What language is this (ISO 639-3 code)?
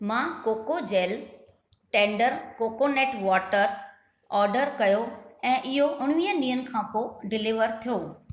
snd